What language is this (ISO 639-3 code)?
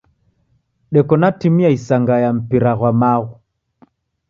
dav